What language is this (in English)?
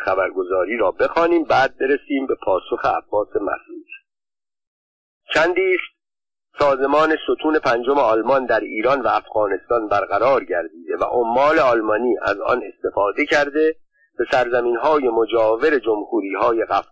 Persian